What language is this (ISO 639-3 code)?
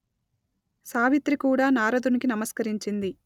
tel